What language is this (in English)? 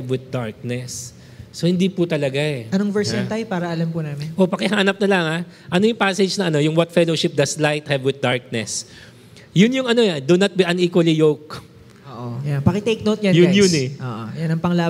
Filipino